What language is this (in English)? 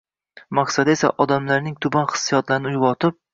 Uzbek